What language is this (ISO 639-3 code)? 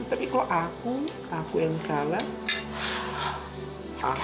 ind